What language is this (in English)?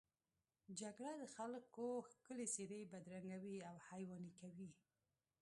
Pashto